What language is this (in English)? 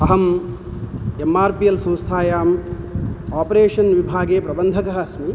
Sanskrit